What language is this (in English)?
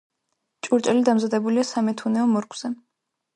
Georgian